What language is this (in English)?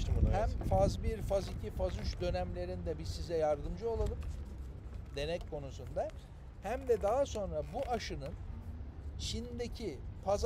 Turkish